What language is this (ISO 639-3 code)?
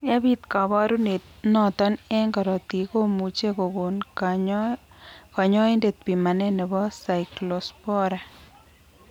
kln